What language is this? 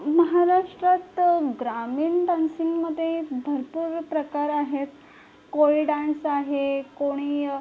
Marathi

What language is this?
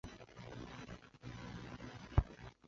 Chinese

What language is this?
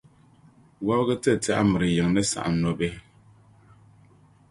Dagbani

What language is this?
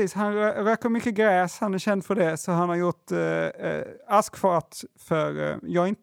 Swedish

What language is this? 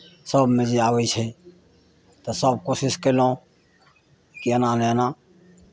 Maithili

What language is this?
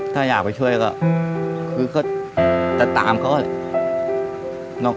Thai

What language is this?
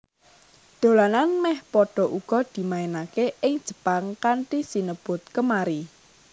Javanese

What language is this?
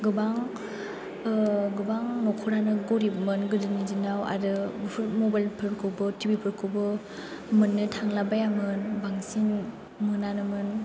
Bodo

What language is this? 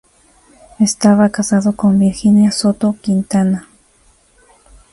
Spanish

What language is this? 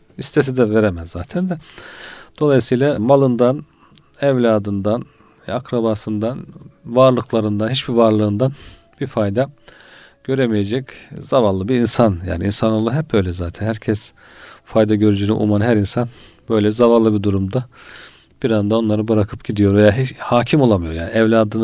Turkish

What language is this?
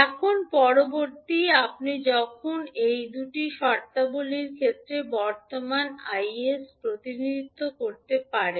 Bangla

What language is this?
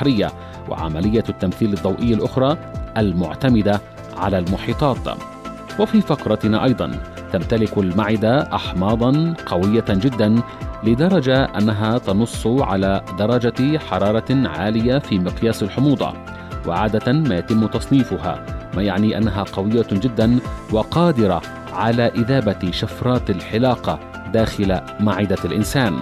Arabic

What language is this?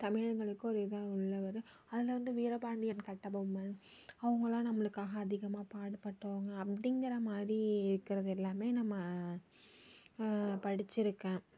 Tamil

